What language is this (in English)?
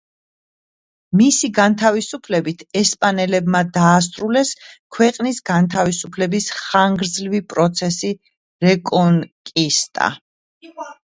Georgian